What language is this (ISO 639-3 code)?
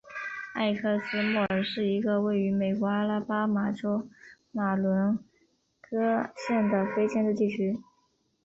zho